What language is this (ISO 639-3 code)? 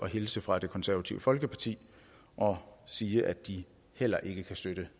dan